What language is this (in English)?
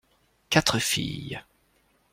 French